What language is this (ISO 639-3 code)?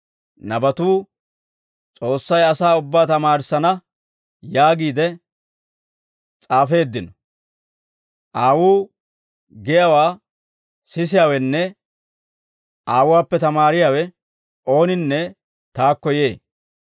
dwr